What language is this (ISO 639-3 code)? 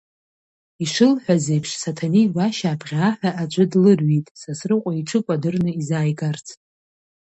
abk